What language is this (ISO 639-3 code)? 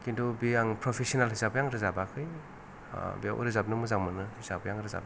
brx